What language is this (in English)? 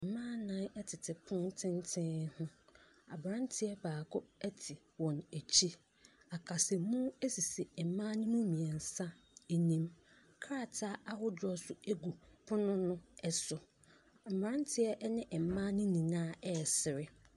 Akan